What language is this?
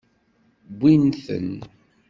Kabyle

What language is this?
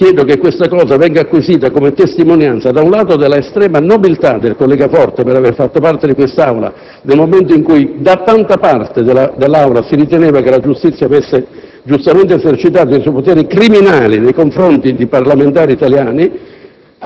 Italian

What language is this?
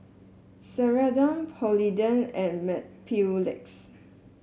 English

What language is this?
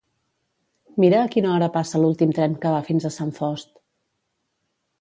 Catalan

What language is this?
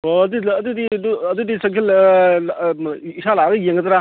Manipuri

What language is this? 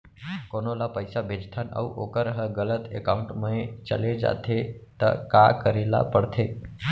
Chhattisgarhi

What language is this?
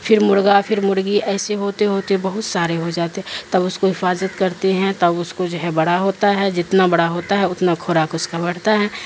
Urdu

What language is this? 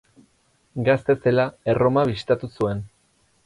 Basque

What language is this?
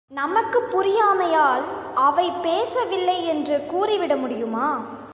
Tamil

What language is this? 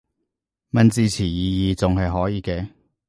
Cantonese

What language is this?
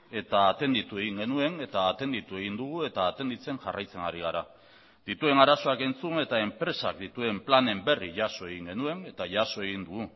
Basque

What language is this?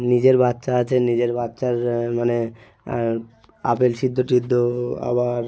Bangla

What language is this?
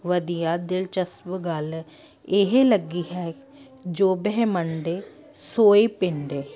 Punjabi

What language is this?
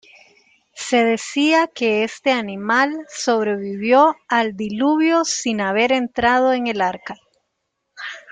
Spanish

